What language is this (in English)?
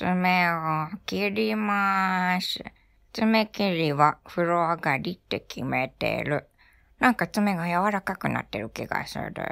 Japanese